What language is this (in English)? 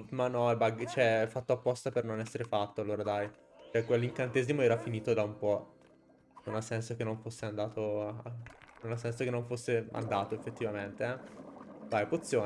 Italian